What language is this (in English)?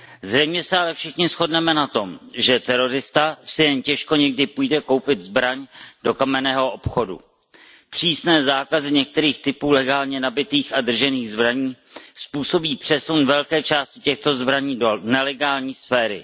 Czech